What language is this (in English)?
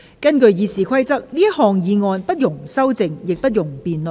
Cantonese